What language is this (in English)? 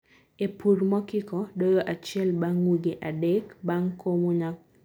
Luo (Kenya and Tanzania)